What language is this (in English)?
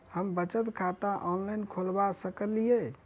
Maithili